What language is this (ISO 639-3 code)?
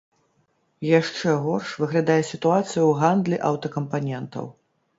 bel